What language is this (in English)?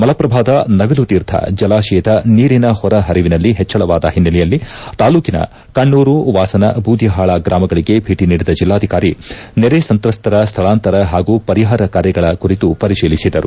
Kannada